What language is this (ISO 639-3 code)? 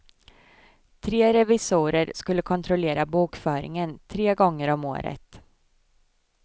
swe